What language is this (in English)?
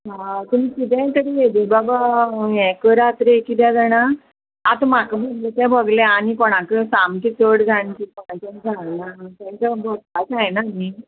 Konkani